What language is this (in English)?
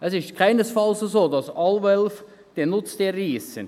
Swiss German